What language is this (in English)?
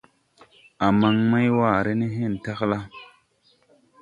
Tupuri